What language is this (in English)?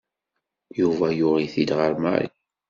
Kabyle